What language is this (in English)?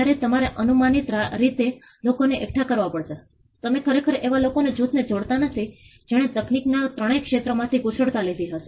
Gujarati